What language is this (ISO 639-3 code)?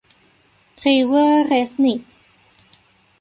tha